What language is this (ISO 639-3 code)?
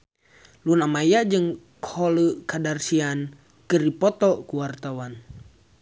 sun